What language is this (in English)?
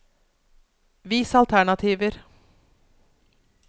Norwegian